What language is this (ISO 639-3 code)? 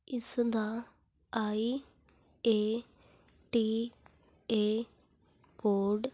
pan